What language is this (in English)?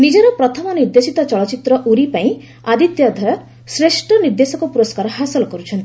Odia